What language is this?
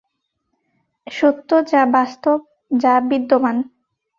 Bangla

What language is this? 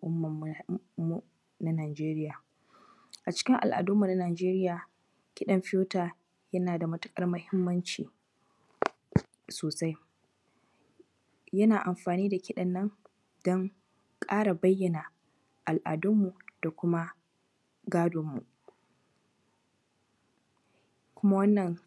Hausa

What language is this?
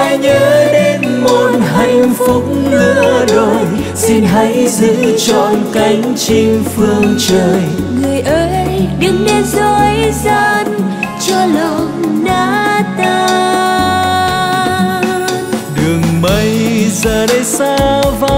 Vietnamese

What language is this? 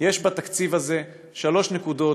Hebrew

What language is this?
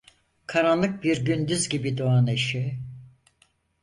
Turkish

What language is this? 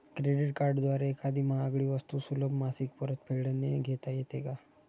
Marathi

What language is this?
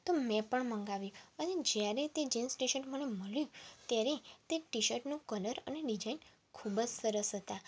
Gujarati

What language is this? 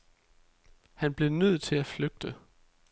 Danish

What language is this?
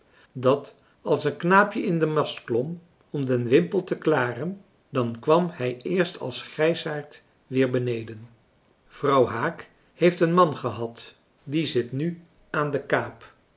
Dutch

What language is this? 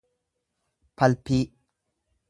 Oromo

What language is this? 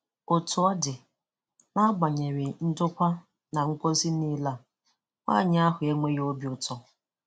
Igbo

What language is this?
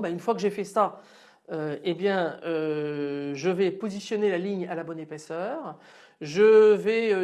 French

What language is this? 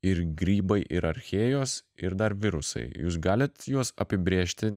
Lithuanian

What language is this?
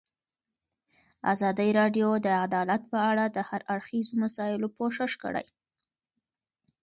Pashto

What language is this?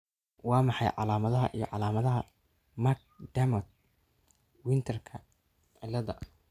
Somali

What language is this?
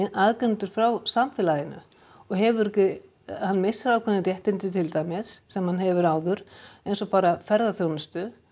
Icelandic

